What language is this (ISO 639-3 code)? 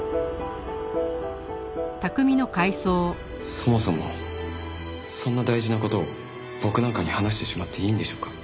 jpn